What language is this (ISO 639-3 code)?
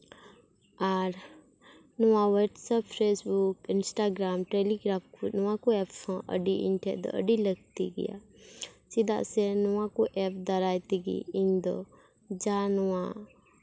sat